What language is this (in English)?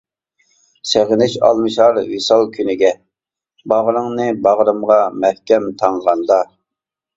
Uyghur